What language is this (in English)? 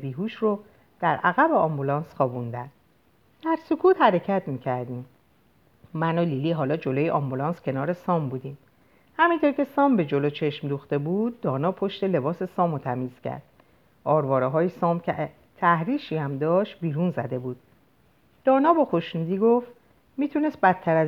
Persian